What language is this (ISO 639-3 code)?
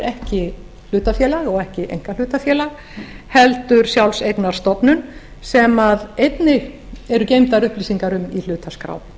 isl